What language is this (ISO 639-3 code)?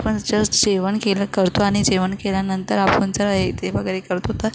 mar